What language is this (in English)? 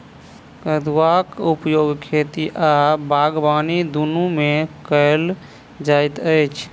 Maithili